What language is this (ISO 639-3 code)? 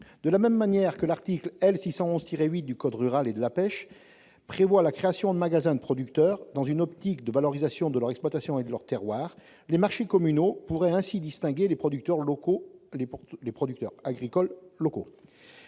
fra